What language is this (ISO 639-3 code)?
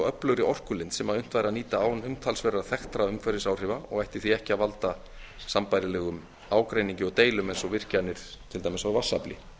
isl